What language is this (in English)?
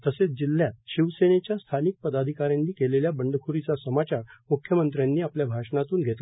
Marathi